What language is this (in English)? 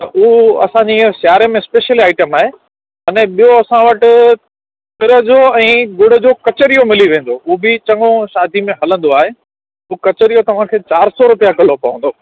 Sindhi